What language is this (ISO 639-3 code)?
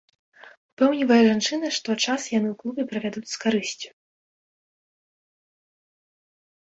bel